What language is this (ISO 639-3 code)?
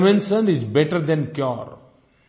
hin